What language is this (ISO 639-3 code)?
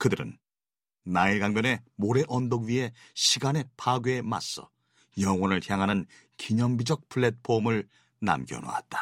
kor